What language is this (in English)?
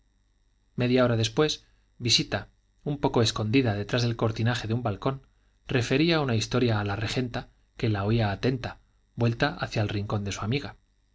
Spanish